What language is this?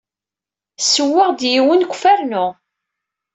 Kabyle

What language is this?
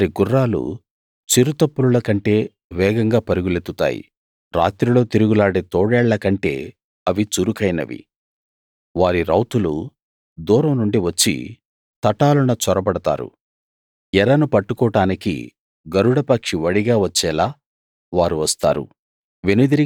Telugu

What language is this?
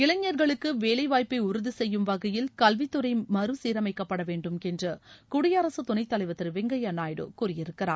Tamil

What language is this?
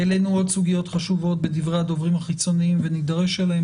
Hebrew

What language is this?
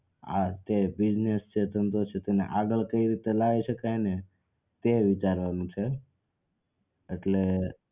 Gujarati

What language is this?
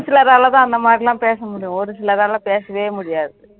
Tamil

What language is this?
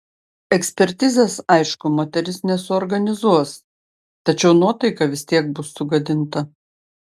Lithuanian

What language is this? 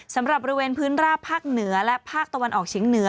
Thai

